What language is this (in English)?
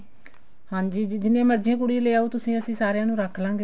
Punjabi